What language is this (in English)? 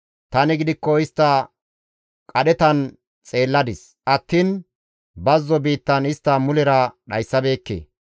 Gamo